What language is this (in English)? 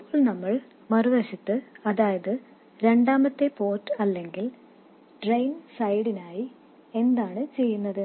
Malayalam